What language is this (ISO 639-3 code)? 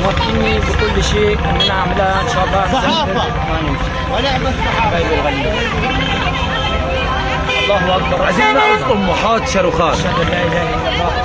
ara